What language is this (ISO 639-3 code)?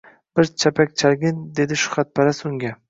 uzb